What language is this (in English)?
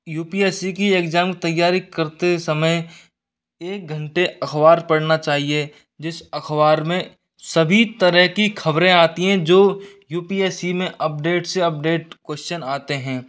Hindi